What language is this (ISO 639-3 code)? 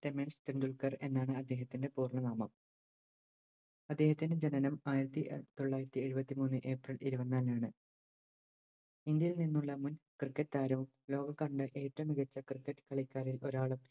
mal